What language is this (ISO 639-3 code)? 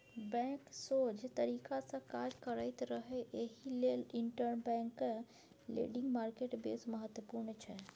mai